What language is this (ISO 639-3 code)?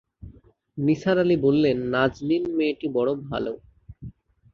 ben